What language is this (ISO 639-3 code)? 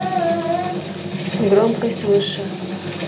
rus